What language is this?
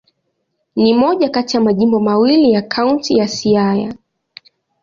Swahili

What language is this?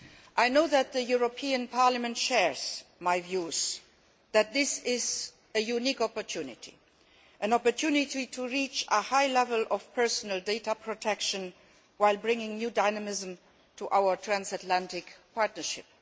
English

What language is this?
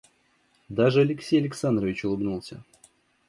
Russian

